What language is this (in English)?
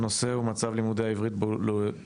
Hebrew